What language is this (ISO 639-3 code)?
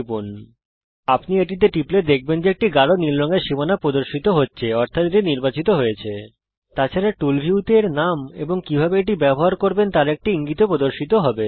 ben